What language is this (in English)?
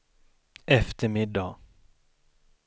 Swedish